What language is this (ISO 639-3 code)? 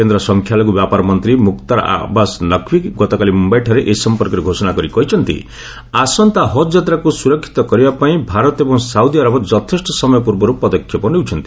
ori